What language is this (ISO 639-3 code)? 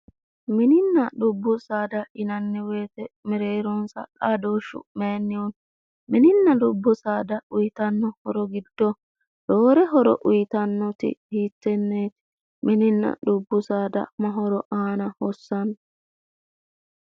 sid